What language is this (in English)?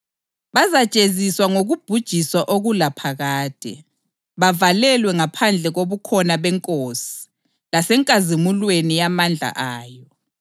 North Ndebele